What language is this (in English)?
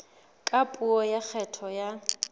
Southern Sotho